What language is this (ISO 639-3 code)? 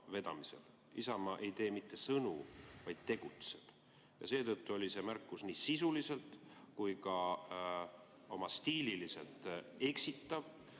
est